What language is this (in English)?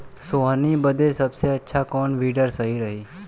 Bhojpuri